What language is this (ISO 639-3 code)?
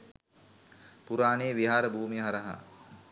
sin